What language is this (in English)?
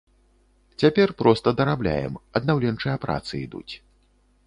Belarusian